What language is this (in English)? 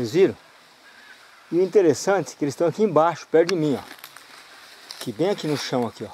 Portuguese